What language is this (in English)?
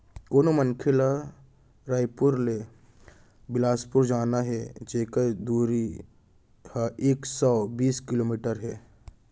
Chhattisgarhi